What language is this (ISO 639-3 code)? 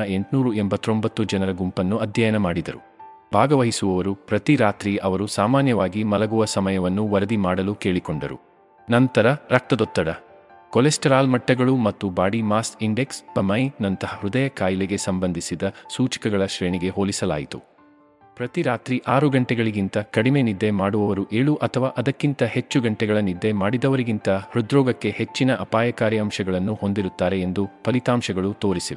kan